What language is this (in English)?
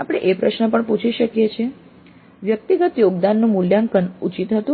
Gujarati